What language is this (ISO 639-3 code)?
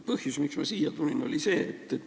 est